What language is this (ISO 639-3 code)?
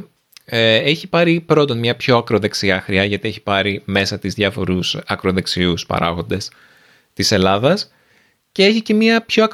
ell